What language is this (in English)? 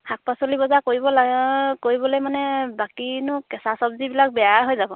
Assamese